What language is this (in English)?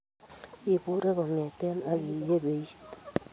Kalenjin